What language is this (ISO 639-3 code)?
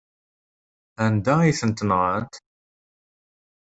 kab